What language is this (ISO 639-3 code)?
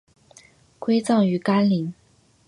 zho